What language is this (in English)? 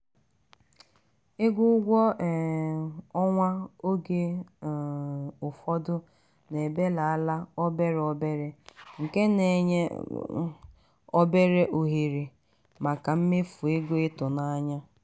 Igbo